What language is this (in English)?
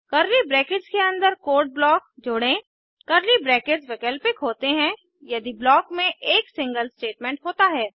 Hindi